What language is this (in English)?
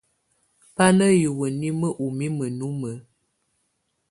Tunen